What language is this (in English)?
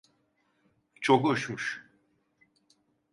Turkish